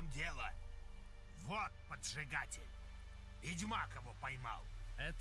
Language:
Russian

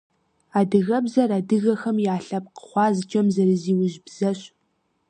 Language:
Kabardian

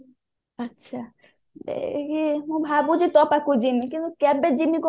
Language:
Odia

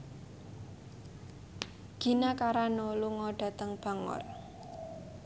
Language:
Javanese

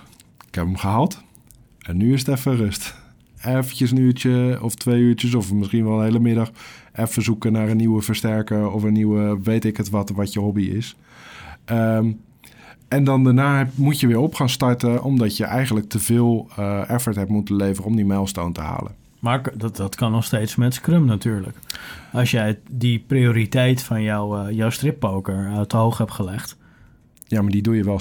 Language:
Dutch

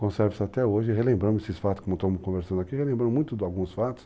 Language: Portuguese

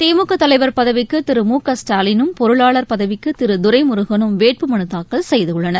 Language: Tamil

